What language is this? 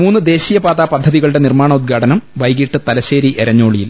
Malayalam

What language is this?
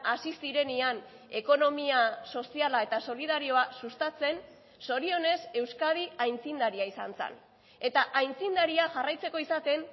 Basque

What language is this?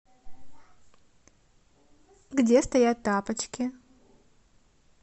Russian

